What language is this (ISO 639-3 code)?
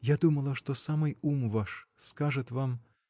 rus